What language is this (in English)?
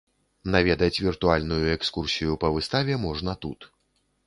Belarusian